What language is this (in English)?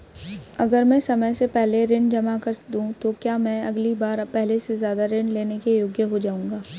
Hindi